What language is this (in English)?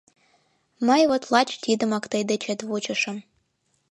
Mari